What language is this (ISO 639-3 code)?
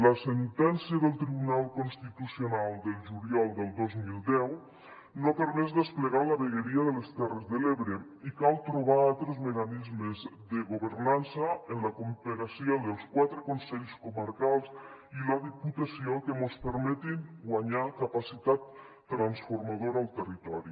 cat